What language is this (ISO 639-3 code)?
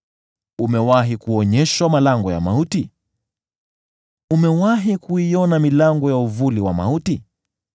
swa